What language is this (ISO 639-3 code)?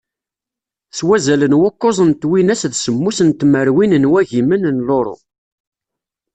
kab